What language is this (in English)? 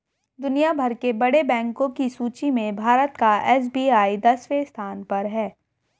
Hindi